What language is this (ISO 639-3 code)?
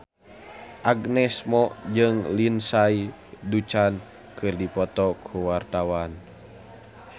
sun